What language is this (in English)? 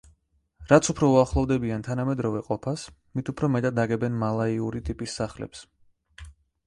Georgian